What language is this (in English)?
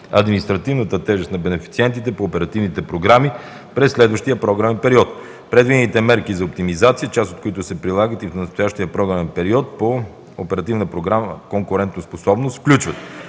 Bulgarian